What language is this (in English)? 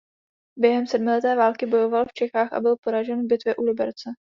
Czech